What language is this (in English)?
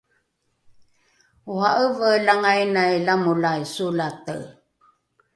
Rukai